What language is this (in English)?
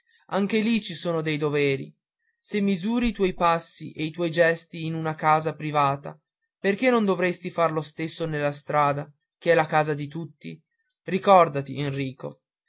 Italian